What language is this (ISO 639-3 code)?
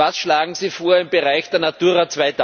deu